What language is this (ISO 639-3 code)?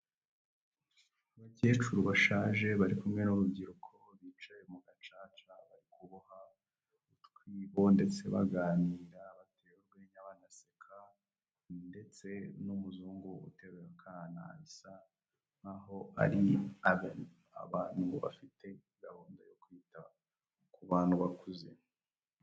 kin